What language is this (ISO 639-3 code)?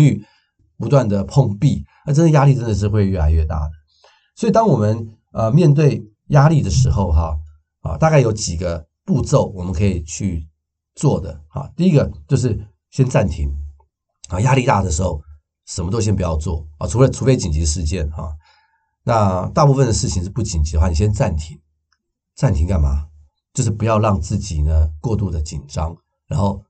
zho